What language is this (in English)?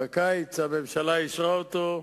Hebrew